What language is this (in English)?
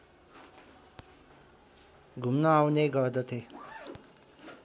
Nepali